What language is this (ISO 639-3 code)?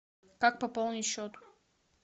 rus